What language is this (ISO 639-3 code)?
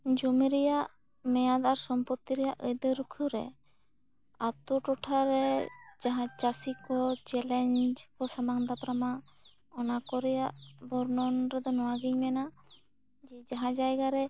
sat